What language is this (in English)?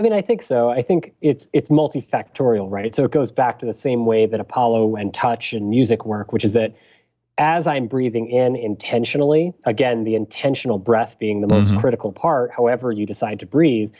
English